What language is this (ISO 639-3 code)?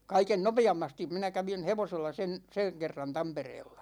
fin